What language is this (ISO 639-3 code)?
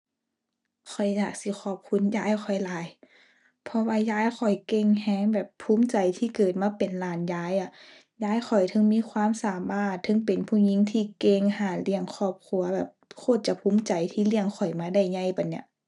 tha